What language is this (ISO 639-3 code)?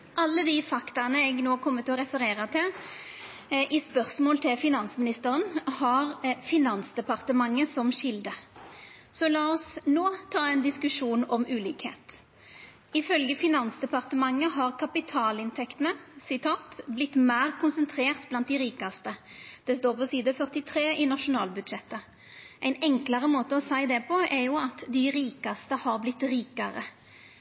nno